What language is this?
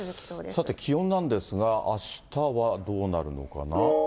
Japanese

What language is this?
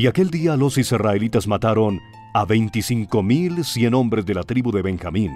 Spanish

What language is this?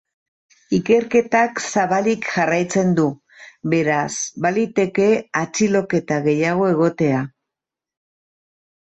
Basque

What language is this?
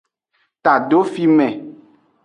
Aja (Benin)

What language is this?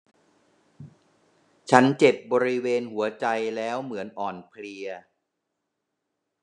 Thai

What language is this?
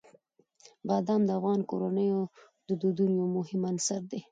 Pashto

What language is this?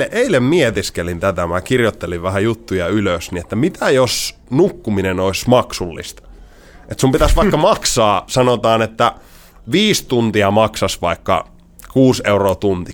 Finnish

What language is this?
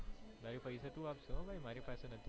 Gujarati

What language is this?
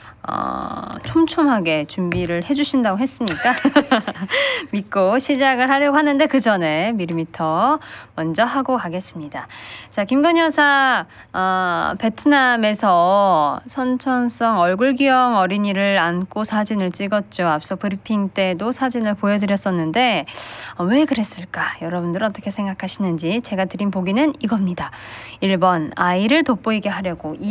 Korean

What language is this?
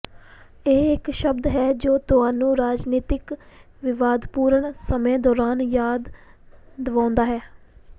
Punjabi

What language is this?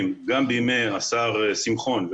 Hebrew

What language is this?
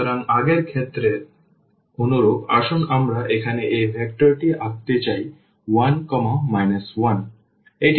Bangla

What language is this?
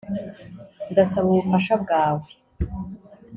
Kinyarwanda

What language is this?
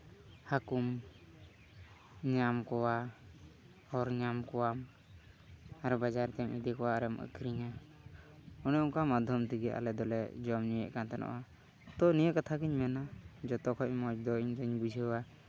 Santali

